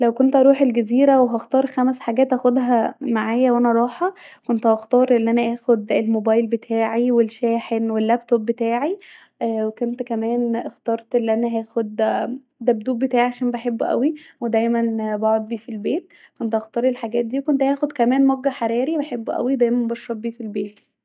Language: Egyptian Arabic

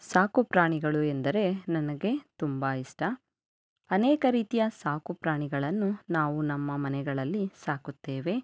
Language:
Kannada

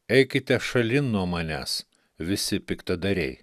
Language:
Lithuanian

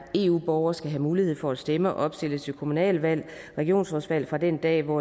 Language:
Danish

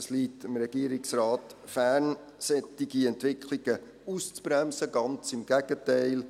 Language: Swiss German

